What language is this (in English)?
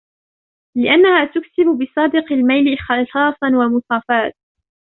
Arabic